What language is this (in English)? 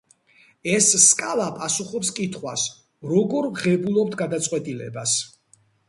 Georgian